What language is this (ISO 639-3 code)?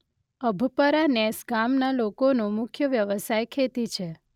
guj